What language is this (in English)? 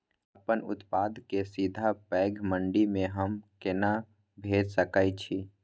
Maithili